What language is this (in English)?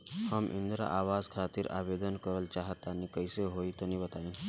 Bhojpuri